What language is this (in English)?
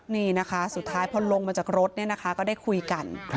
Thai